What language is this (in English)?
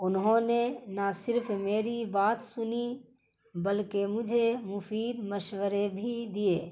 Urdu